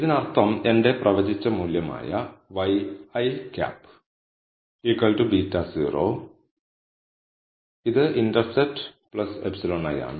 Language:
Malayalam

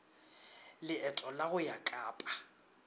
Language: Northern Sotho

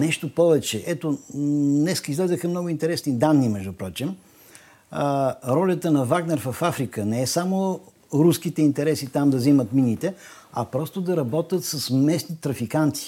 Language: Bulgarian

